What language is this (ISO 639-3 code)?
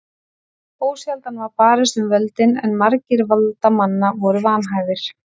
isl